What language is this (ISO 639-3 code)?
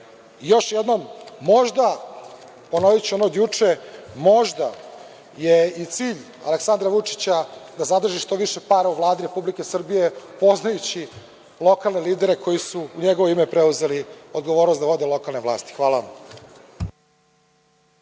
srp